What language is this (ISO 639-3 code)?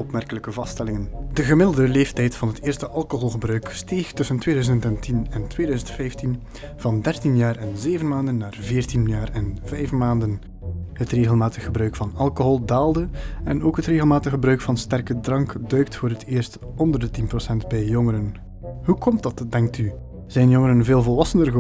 nld